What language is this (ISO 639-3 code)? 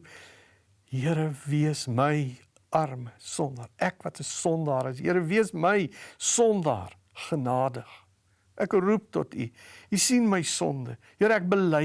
nld